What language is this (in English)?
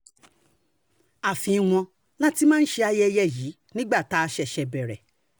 Yoruba